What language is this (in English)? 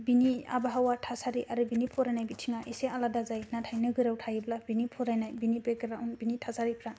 Bodo